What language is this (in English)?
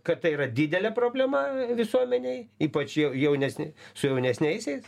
Lithuanian